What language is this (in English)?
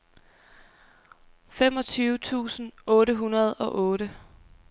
Danish